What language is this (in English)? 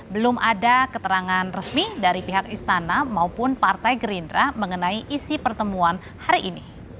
Indonesian